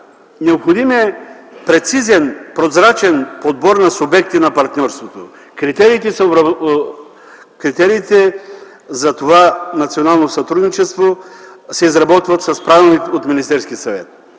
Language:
Bulgarian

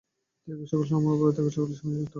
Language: Bangla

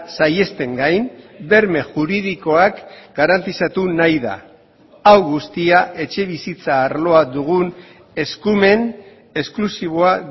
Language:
Basque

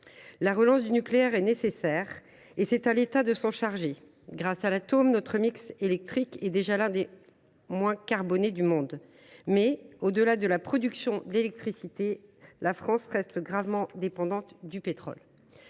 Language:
French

